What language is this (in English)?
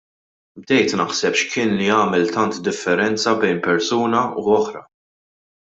Maltese